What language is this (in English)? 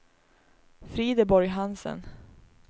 Swedish